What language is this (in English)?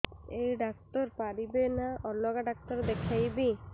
Odia